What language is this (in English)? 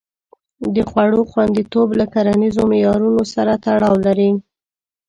Pashto